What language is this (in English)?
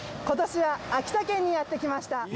Japanese